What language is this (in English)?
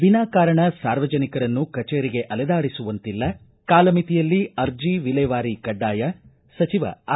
Kannada